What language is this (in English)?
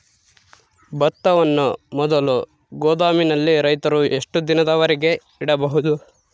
Kannada